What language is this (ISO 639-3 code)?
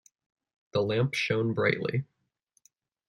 eng